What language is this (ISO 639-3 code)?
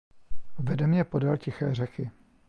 ces